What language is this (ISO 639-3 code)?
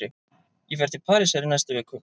isl